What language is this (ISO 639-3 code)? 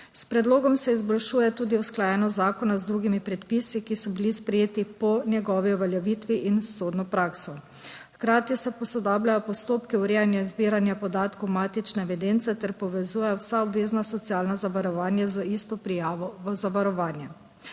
slv